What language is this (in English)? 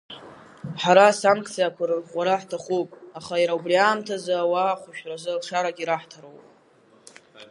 Abkhazian